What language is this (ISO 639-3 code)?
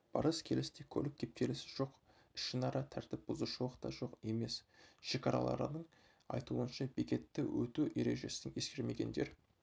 kaz